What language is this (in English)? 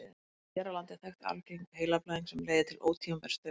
Icelandic